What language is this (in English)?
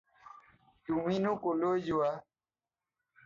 Assamese